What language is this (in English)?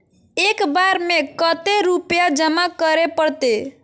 Magahi